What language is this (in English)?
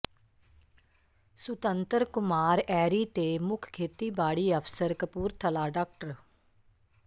Punjabi